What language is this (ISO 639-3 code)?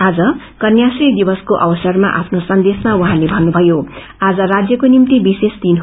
nep